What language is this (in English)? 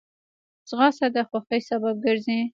Pashto